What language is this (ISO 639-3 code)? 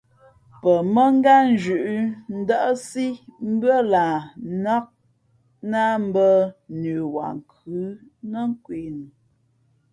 fmp